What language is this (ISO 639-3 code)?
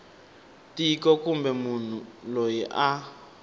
tso